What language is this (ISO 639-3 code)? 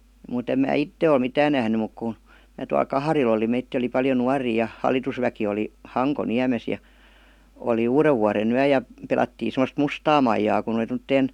fin